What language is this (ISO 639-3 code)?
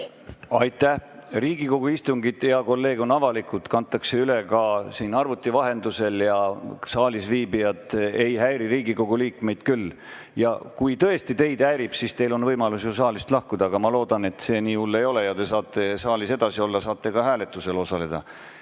est